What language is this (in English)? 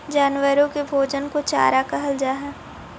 Magahi